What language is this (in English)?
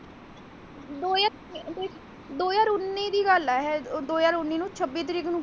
Punjabi